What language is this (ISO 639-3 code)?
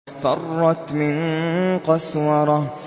ara